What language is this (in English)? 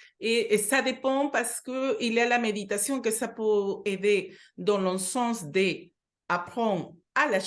French